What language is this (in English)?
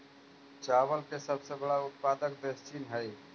Magahi